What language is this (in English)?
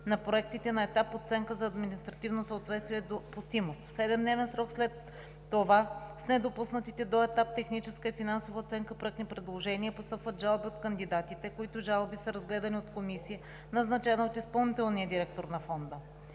Bulgarian